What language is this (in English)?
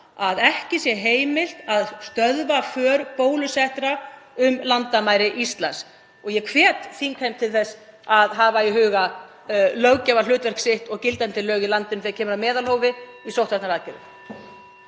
Icelandic